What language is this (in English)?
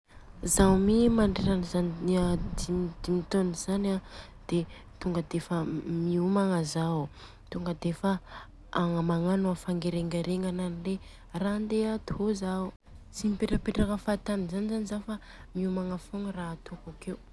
Southern Betsimisaraka Malagasy